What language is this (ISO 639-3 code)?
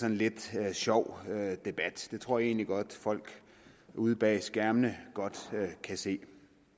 dan